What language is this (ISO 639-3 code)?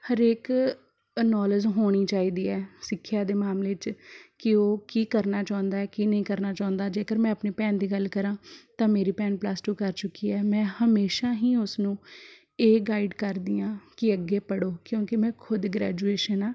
pan